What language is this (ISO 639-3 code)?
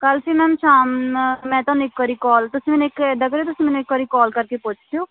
pan